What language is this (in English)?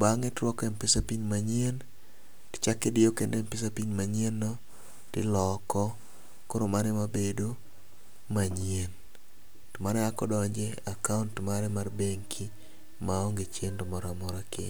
Luo (Kenya and Tanzania)